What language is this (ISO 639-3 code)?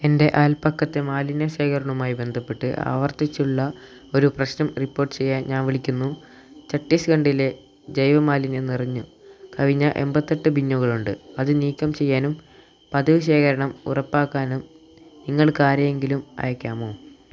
mal